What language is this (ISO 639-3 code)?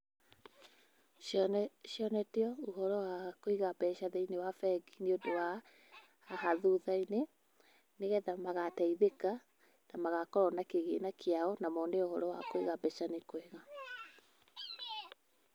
kik